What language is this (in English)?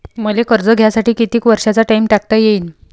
Marathi